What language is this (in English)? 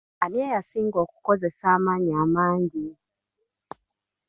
Ganda